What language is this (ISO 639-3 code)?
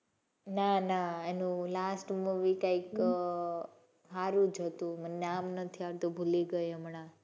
guj